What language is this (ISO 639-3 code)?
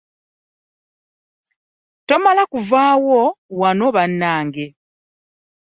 lug